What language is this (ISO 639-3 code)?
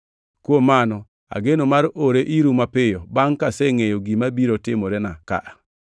luo